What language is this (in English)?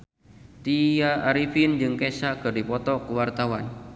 Sundanese